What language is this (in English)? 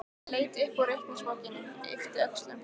Icelandic